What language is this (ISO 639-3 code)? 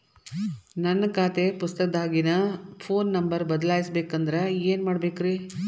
kan